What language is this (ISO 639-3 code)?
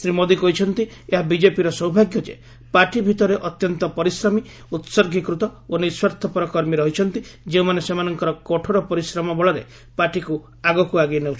ori